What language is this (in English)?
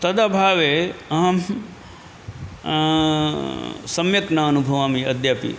Sanskrit